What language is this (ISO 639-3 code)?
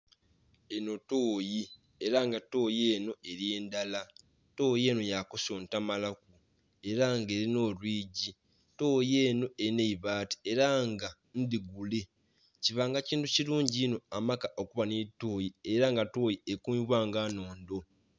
xog